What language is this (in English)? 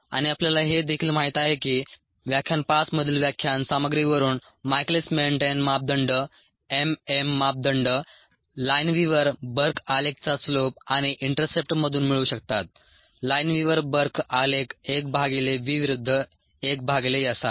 Marathi